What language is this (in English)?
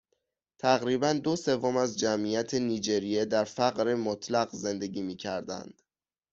Persian